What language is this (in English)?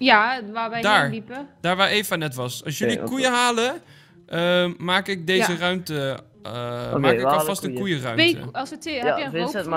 Dutch